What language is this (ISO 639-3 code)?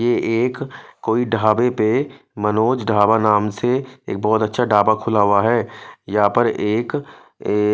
hin